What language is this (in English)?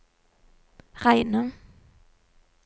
Norwegian